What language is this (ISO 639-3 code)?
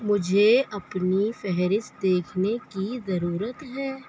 urd